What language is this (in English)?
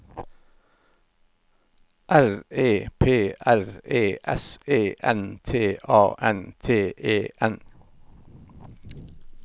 Norwegian